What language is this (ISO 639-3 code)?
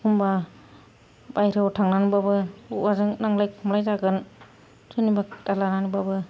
brx